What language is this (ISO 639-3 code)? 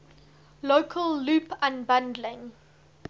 eng